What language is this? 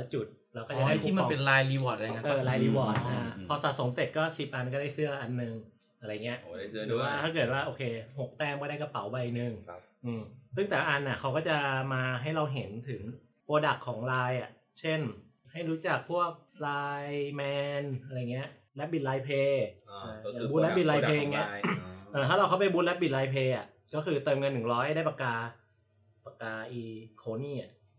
Thai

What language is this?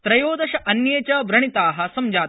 Sanskrit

